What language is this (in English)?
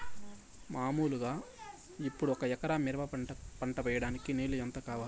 Telugu